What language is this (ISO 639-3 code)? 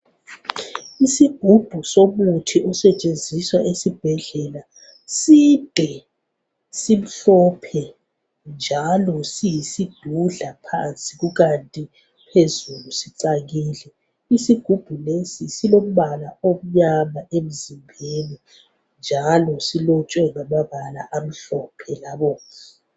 nde